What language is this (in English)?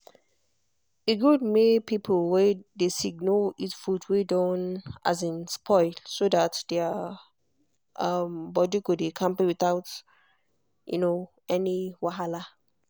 Nigerian Pidgin